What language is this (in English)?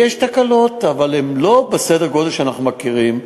Hebrew